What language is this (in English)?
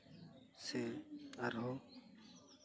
Santali